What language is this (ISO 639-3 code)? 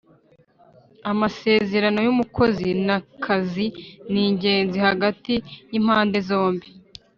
kin